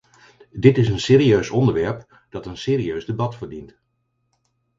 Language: Dutch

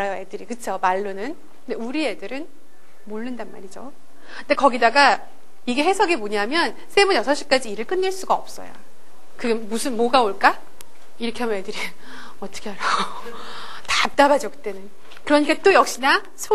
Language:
Korean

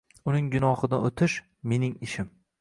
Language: Uzbek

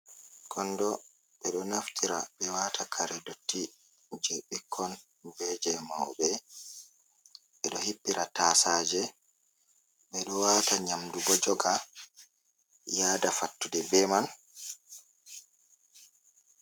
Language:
Fula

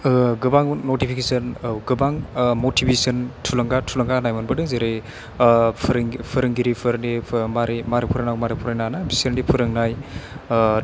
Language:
Bodo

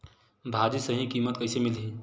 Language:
Chhattisgarhi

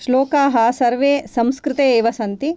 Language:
Sanskrit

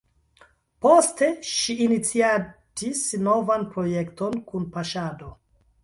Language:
Esperanto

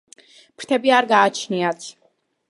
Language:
Georgian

